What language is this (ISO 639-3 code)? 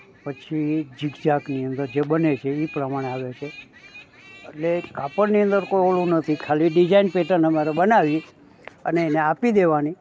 guj